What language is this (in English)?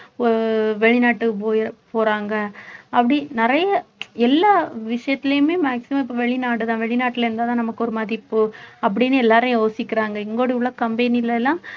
Tamil